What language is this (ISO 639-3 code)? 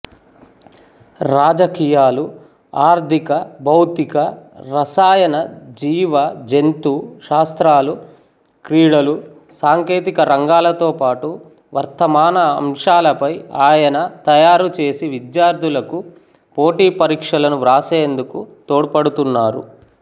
tel